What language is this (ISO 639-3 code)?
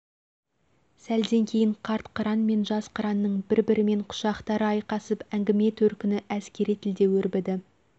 kaz